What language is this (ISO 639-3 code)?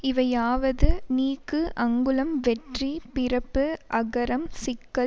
tam